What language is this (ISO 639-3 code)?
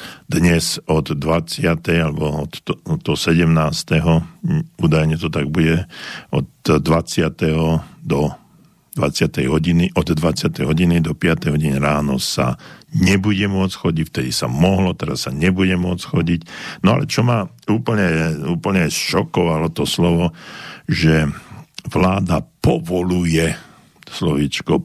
slk